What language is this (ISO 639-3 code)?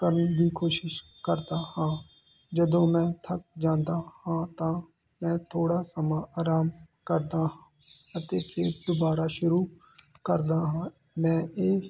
pan